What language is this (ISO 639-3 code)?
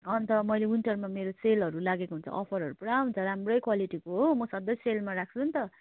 nep